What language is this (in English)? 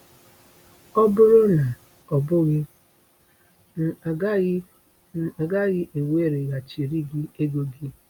Igbo